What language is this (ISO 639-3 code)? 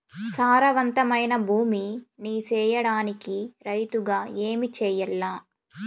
tel